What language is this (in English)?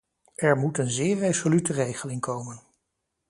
Dutch